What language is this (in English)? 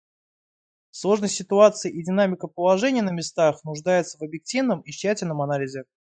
Russian